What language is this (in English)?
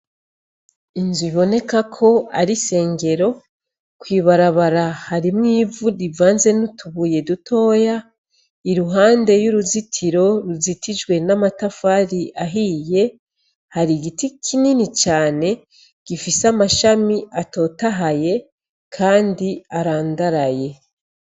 Rundi